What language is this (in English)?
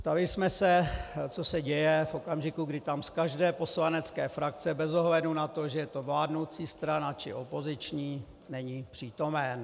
Czech